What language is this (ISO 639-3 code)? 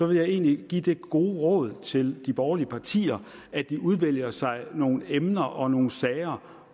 dan